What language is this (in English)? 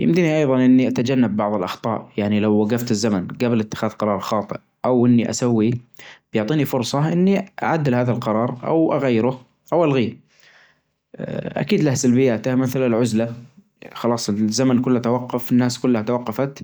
Najdi Arabic